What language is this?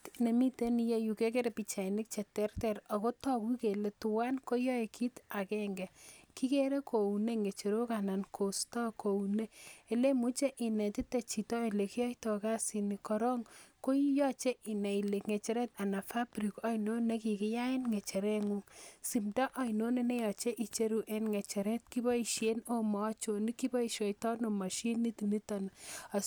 Kalenjin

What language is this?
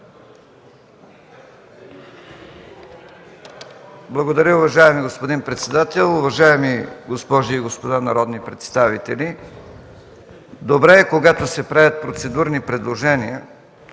Bulgarian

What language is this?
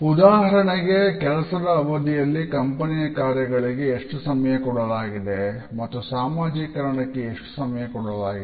Kannada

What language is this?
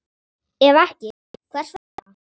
Icelandic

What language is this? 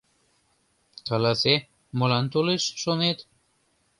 Mari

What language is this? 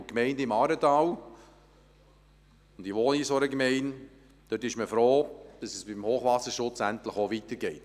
Swiss German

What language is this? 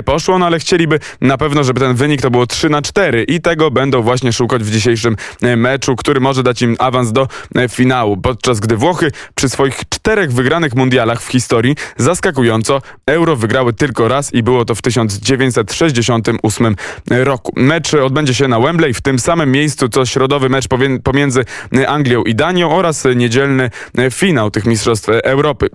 Polish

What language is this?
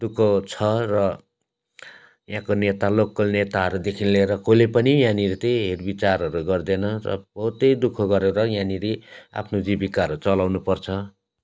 Nepali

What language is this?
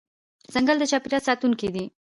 Pashto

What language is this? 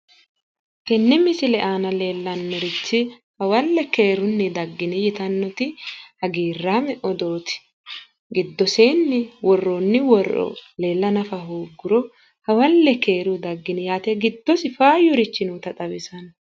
Sidamo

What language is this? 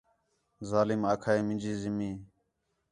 Khetrani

